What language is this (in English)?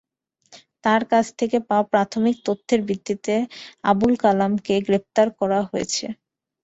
Bangla